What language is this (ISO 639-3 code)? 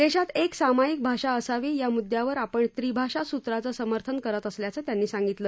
mar